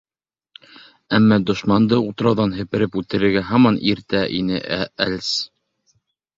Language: Bashkir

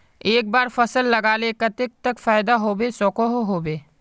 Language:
Magahi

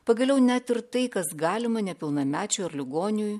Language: Lithuanian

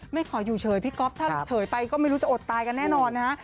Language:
Thai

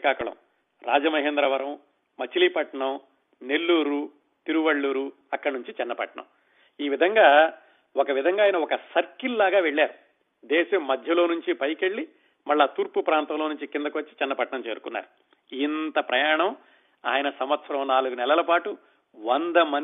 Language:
Telugu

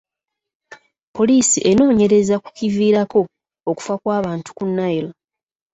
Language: Ganda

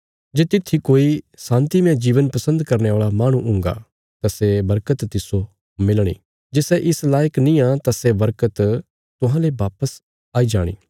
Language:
Bilaspuri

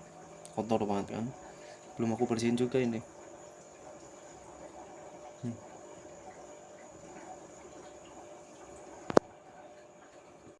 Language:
Indonesian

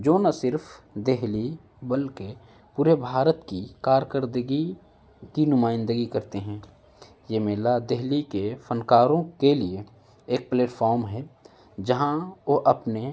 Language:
Urdu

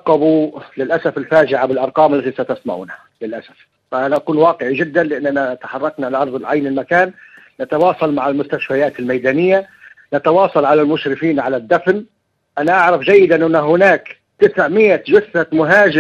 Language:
Arabic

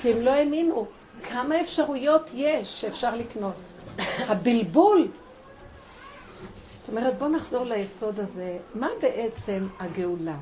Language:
Hebrew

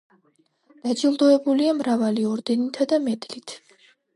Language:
Georgian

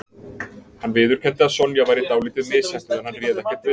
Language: Icelandic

